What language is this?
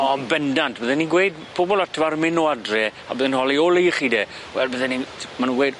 Welsh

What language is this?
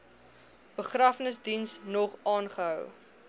Afrikaans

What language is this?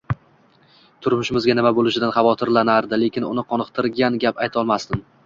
Uzbek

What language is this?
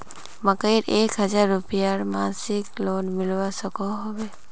Magahi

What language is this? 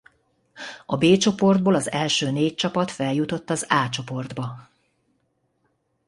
Hungarian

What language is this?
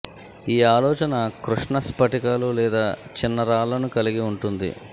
Telugu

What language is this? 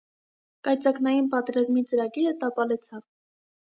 Armenian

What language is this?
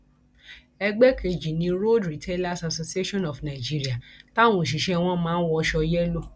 Yoruba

